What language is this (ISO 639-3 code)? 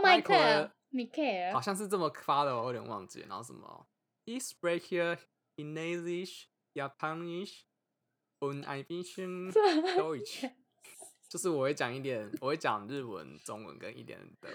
zho